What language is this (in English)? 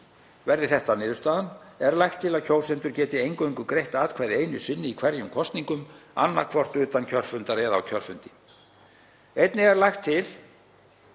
Icelandic